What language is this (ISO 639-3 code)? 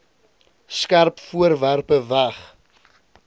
afr